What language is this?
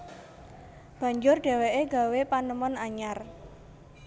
Javanese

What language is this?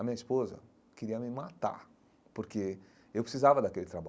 Portuguese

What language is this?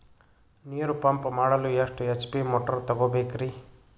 Kannada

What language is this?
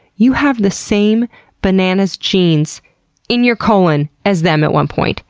English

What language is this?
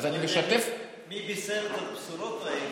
Hebrew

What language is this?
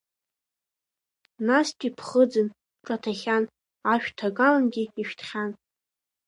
Abkhazian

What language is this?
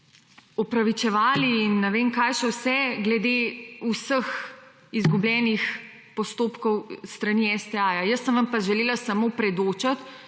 Slovenian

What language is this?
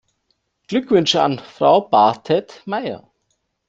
German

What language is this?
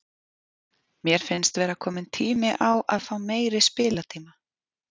Icelandic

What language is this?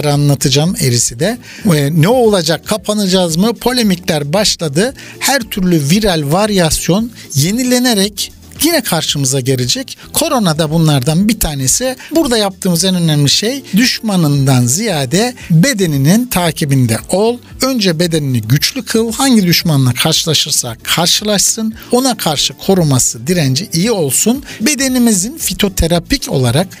Turkish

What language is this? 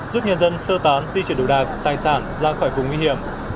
Vietnamese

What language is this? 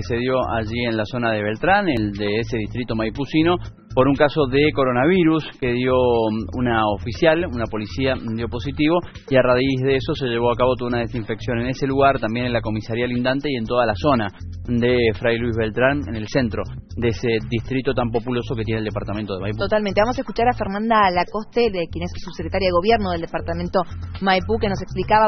Spanish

